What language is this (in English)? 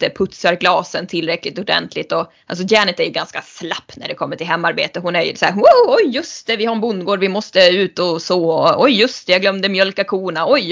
Swedish